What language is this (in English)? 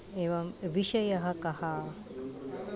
Sanskrit